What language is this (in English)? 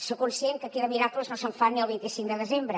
Catalan